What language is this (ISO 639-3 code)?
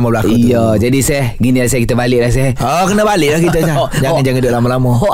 msa